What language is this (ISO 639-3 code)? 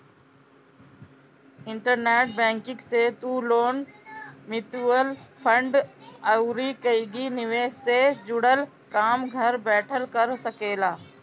bho